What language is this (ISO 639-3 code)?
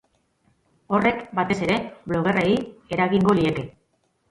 eus